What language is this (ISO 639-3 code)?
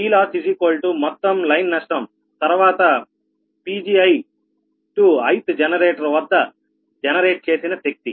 tel